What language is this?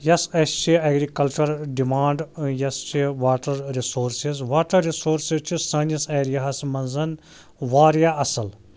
Kashmiri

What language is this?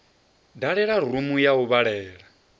Venda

